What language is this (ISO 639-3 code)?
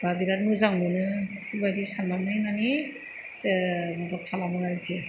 brx